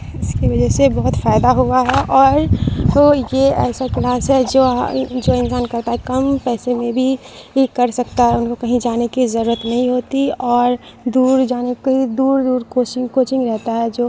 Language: Urdu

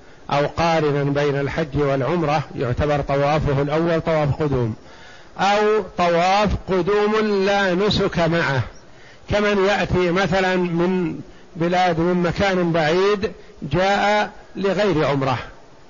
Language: Arabic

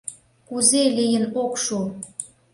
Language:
Mari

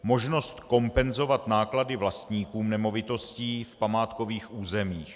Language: Czech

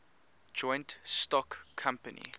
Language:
English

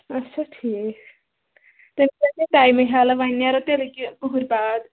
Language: Kashmiri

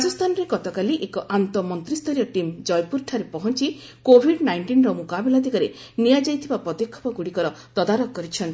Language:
Odia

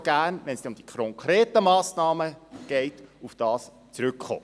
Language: Swiss German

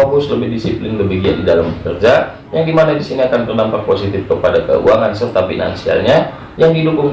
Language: Indonesian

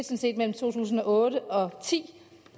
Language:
Danish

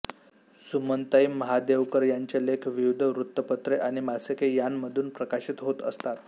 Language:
Marathi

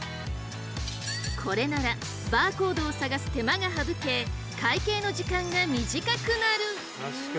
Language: Japanese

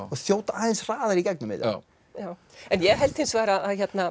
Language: Icelandic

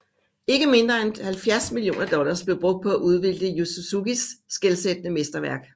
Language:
Danish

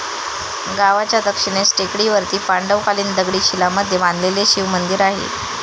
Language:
Marathi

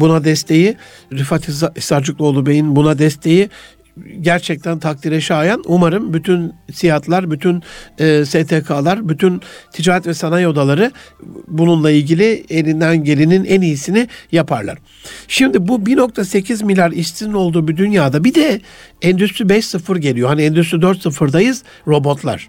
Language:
Turkish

